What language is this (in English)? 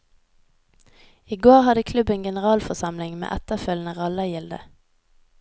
Norwegian